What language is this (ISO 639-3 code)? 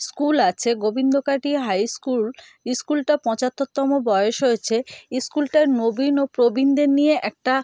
ben